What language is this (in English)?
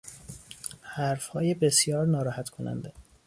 Persian